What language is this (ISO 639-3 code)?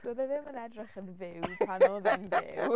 cym